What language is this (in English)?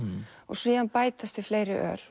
Icelandic